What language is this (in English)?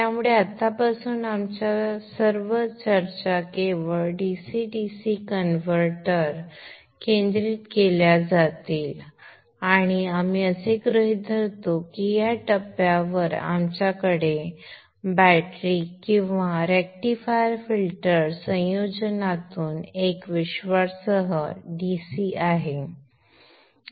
Marathi